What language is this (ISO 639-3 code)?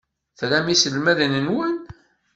kab